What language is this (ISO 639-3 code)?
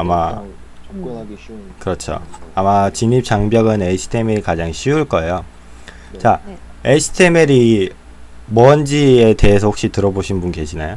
kor